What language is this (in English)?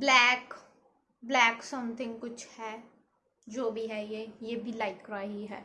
Hindi